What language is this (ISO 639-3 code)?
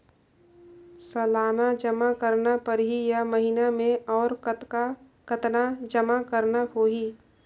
hne